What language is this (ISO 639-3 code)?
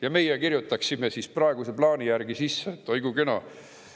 est